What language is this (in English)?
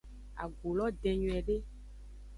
Aja (Benin)